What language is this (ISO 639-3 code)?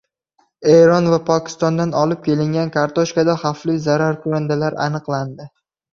uzb